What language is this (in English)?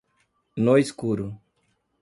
Portuguese